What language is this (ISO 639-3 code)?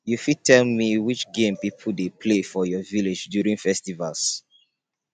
pcm